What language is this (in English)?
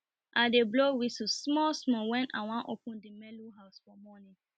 Nigerian Pidgin